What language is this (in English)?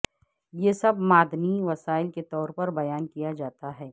Urdu